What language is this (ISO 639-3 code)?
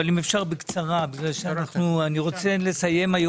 heb